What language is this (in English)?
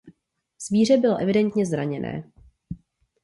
Czech